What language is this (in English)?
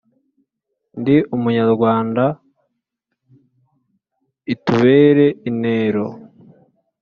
Kinyarwanda